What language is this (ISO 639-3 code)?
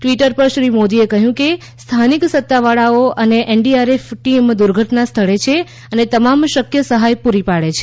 guj